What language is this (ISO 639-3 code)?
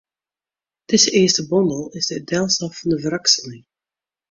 fry